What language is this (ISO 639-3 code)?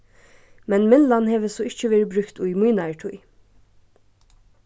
fao